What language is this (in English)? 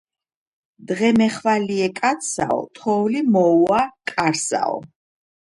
Georgian